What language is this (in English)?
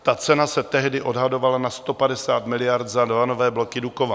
Czech